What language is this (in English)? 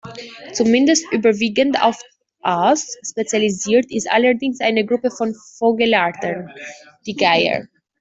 German